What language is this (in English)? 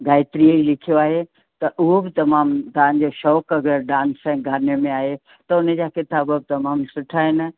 Sindhi